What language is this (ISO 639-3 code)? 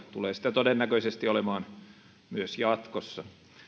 fin